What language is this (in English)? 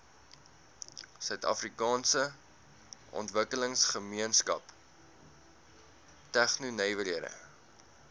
Afrikaans